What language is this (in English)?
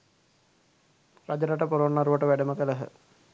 Sinhala